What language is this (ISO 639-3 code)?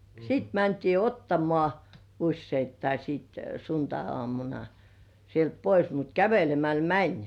fin